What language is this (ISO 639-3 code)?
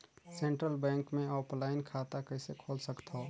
hne